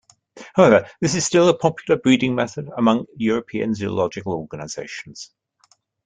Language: English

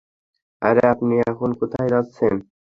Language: Bangla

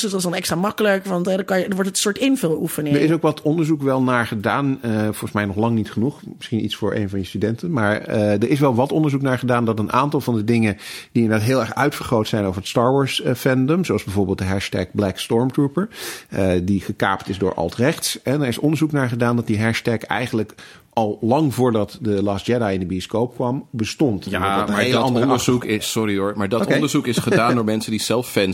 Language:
Dutch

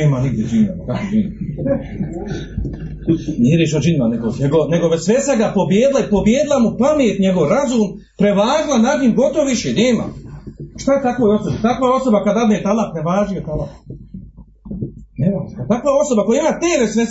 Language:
Croatian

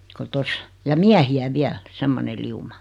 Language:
Finnish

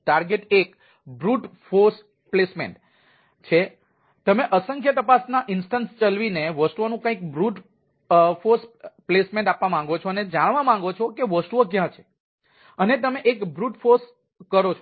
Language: Gujarati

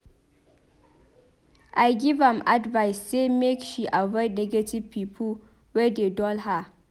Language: Nigerian Pidgin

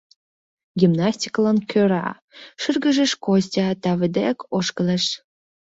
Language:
Mari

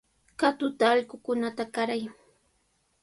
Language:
Sihuas Ancash Quechua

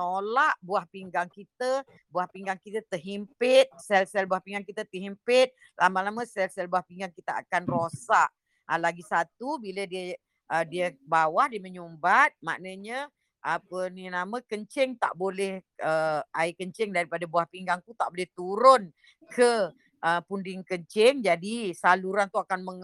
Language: Malay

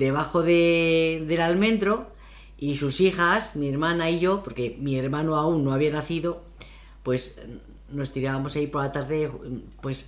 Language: Spanish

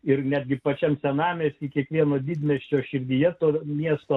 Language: Lithuanian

